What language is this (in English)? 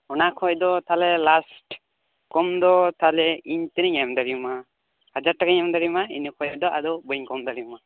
Santali